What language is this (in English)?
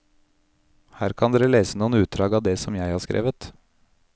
Norwegian